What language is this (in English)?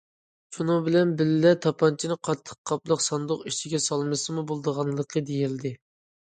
Uyghur